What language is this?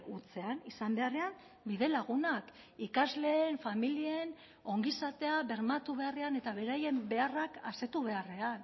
Basque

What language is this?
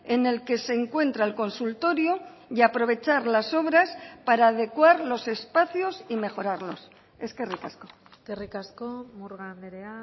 Spanish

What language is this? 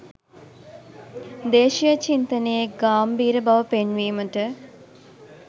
Sinhala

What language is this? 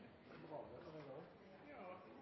Norwegian Bokmål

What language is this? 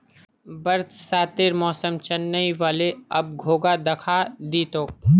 Magahi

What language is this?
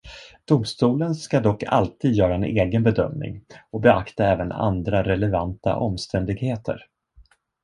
Swedish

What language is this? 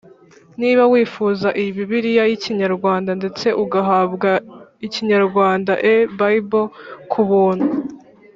Kinyarwanda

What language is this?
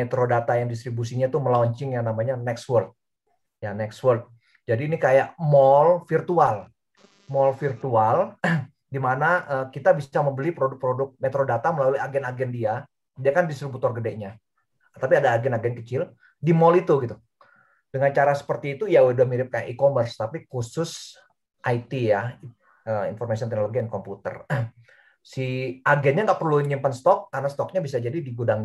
Indonesian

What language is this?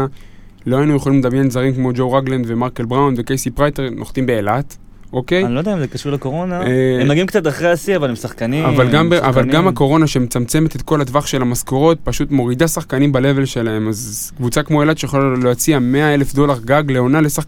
Hebrew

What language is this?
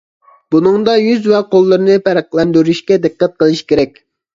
Uyghur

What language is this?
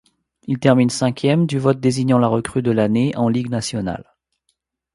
French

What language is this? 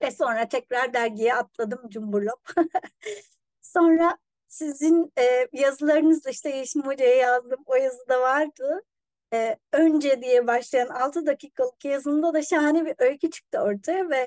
Turkish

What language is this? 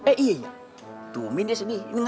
Indonesian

